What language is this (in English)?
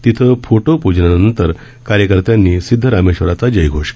Marathi